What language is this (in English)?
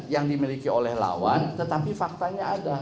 Indonesian